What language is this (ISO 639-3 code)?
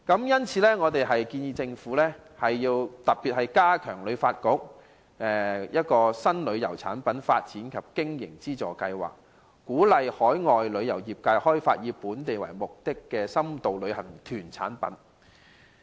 yue